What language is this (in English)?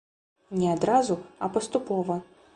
Belarusian